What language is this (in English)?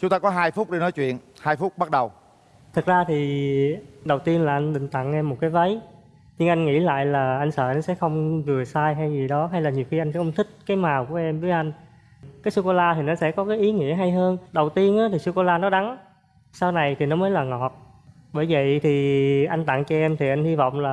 Vietnamese